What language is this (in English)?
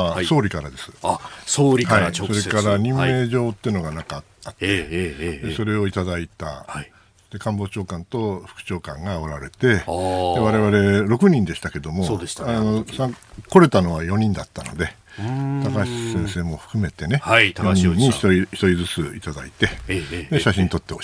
Japanese